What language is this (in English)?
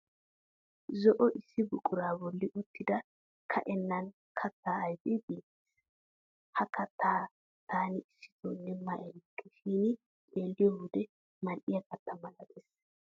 Wolaytta